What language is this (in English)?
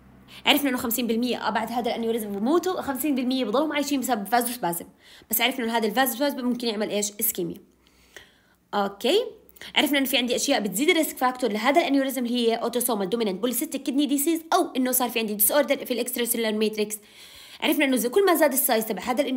Arabic